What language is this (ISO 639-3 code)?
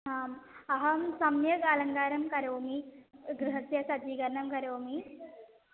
san